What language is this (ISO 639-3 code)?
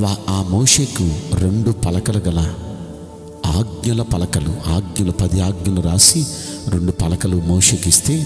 tel